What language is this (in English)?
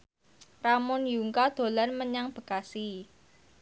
Javanese